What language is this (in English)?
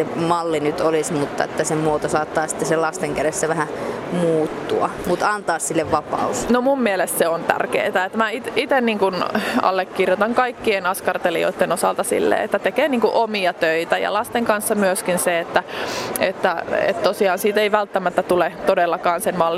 Finnish